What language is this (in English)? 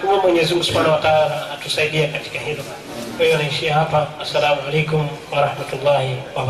Swahili